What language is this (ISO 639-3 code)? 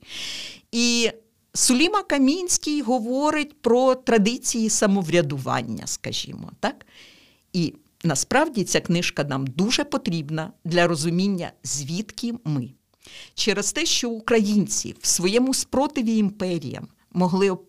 ukr